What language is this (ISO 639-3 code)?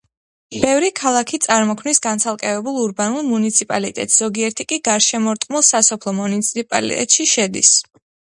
kat